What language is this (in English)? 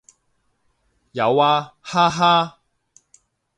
Cantonese